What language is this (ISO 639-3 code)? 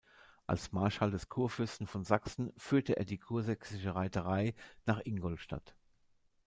deu